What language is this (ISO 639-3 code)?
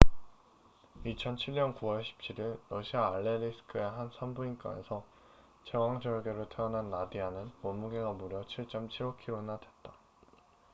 kor